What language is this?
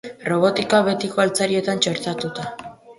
Basque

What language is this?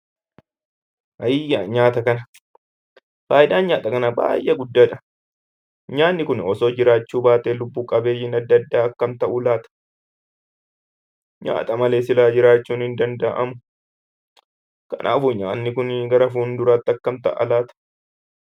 Oromo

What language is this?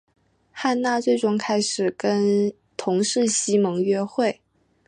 Chinese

